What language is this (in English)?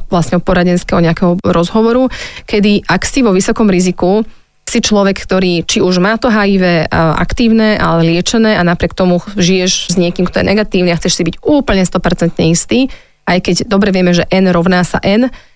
Slovak